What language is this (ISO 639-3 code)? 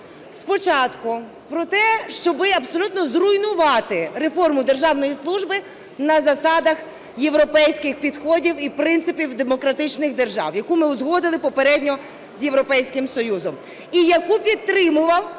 ukr